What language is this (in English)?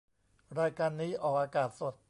Thai